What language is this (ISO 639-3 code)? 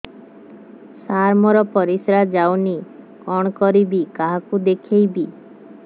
ori